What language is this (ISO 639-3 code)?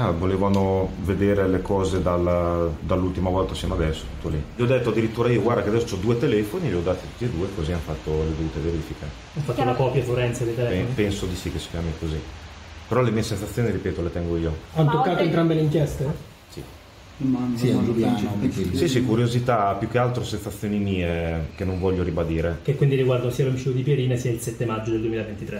ita